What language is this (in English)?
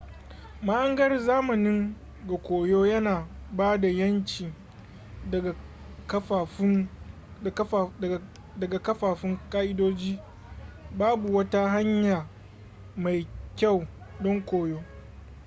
Hausa